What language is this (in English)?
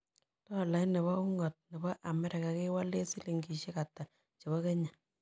Kalenjin